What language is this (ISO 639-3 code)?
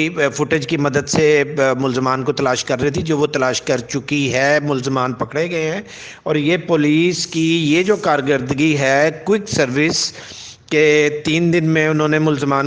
urd